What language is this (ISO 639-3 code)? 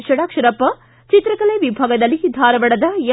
kan